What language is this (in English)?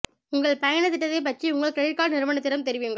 Tamil